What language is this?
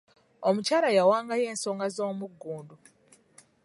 Ganda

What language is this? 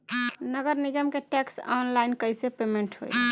Bhojpuri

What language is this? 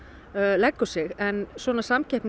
Icelandic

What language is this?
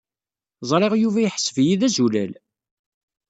Kabyle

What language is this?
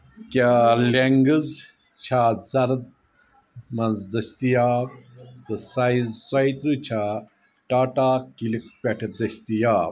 Kashmiri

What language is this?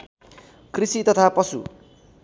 Nepali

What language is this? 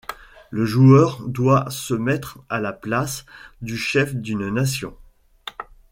French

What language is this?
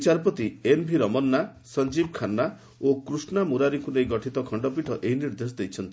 Odia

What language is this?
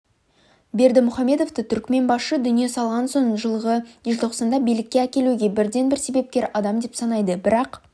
Kazakh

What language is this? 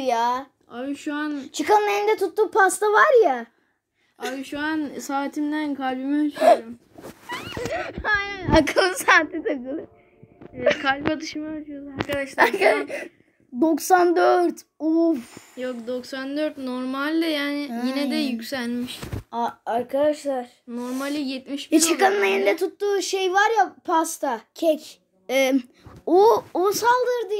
Turkish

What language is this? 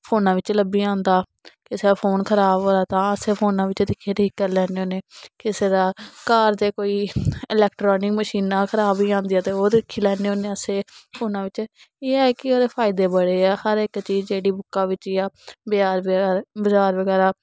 Dogri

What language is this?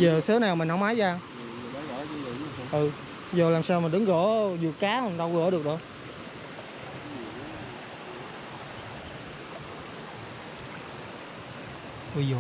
Vietnamese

